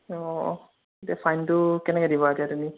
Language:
Assamese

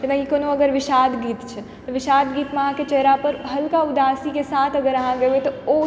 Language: Maithili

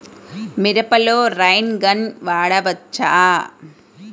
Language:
Telugu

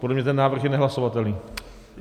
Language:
Czech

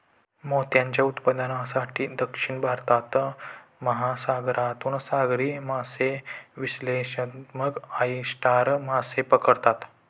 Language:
Marathi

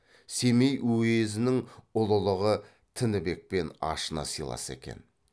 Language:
Kazakh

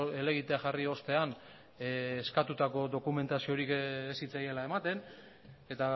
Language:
Basque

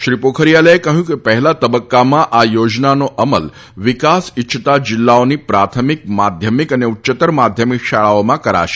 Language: Gujarati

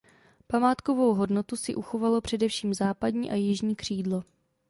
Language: Czech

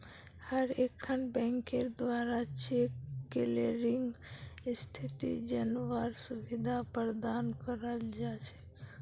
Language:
Magahi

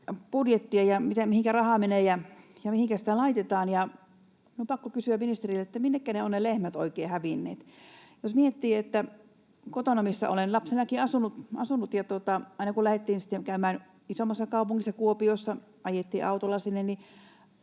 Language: Finnish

